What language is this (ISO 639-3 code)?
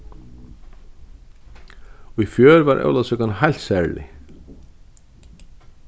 fao